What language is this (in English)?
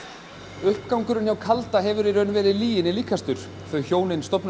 Icelandic